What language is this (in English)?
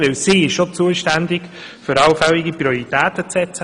Swiss German